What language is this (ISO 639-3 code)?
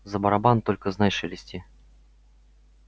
rus